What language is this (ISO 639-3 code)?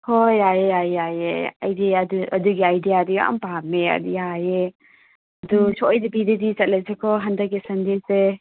mni